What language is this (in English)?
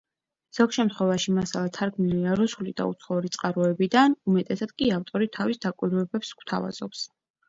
Georgian